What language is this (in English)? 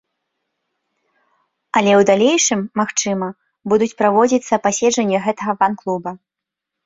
Belarusian